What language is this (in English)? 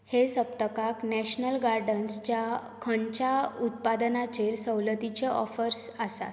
Konkani